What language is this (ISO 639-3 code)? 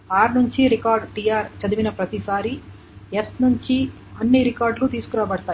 tel